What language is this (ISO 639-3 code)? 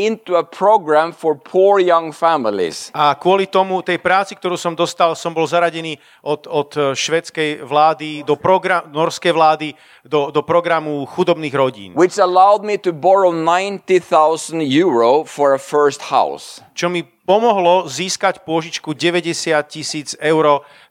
slk